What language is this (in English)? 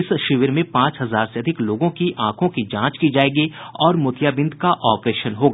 Hindi